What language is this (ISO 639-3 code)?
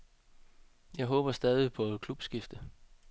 dan